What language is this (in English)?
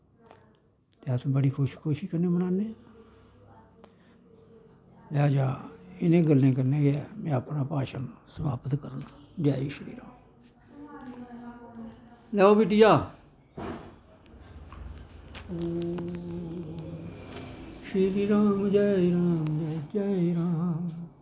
Dogri